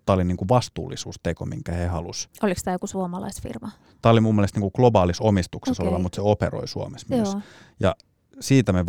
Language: Finnish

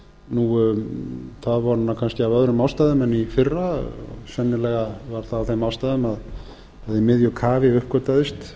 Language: Icelandic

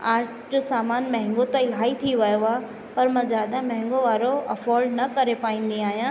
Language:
Sindhi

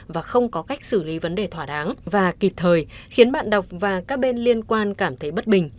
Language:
Vietnamese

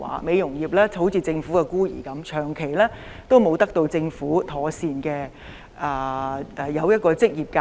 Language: Cantonese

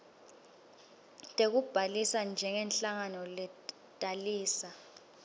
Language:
Swati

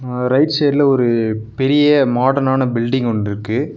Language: Tamil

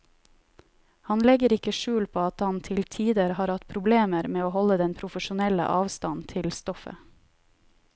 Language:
Norwegian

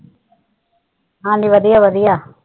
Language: Punjabi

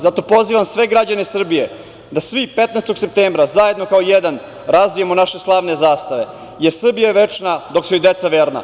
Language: Serbian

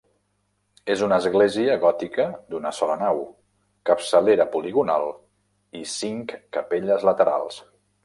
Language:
Catalan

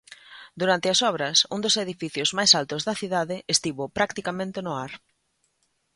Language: Galician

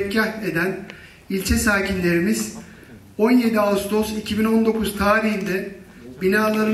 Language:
Turkish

